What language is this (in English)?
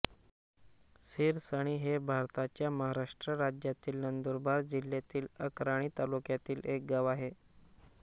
Marathi